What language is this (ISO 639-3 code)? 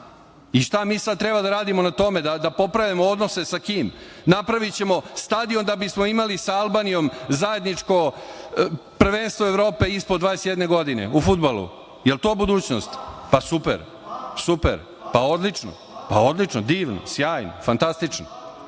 srp